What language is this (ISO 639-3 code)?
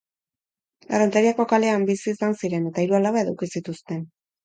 eus